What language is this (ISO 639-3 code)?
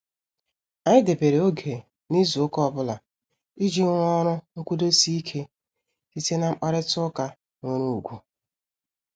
ibo